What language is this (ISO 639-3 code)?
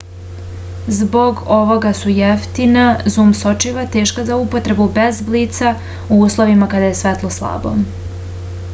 srp